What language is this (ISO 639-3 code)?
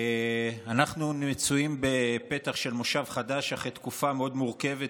heb